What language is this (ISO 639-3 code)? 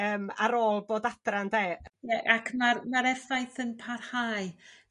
cym